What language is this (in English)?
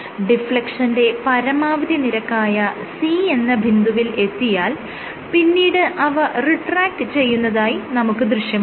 Malayalam